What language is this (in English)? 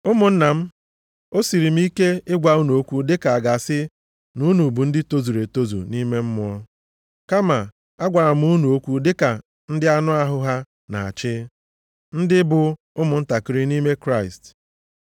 Igbo